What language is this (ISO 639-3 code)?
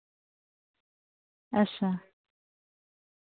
doi